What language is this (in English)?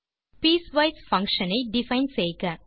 Tamil